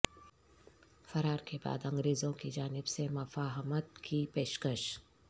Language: Urdu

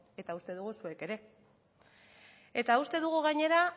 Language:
Basque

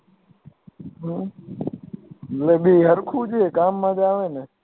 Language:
Gujarati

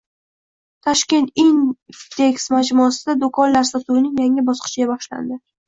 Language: Uzbek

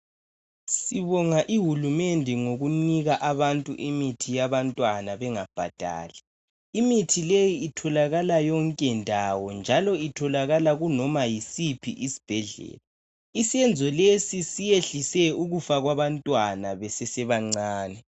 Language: North Ndebele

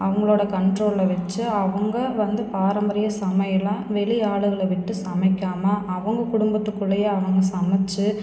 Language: Tamil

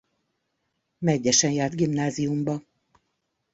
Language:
Hungarian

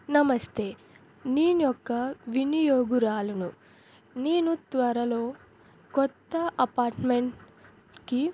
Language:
Telugu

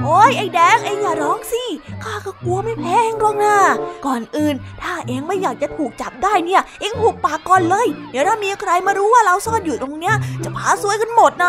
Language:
Thai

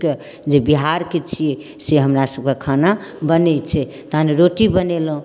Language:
Maithili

